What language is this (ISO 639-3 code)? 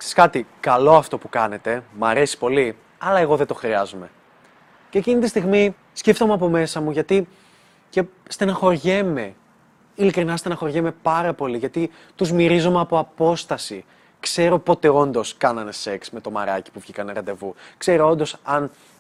ell